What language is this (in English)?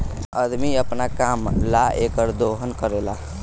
Bhojpuri